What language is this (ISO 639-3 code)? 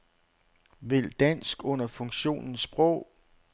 dan